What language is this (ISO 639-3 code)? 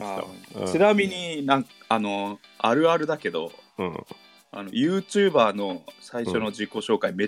jpn